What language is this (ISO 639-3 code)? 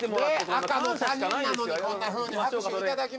jpn